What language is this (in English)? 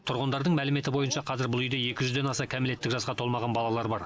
Kazakh